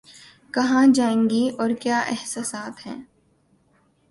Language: Urdu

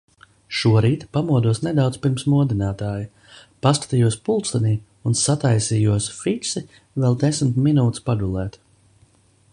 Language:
Latvian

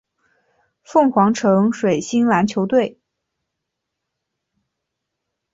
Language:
Chinese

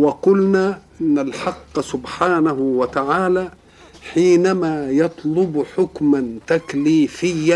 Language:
Arabic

